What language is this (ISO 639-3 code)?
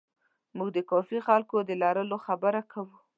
pus